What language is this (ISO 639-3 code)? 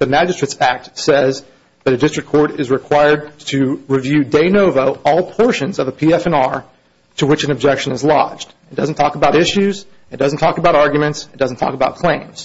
eng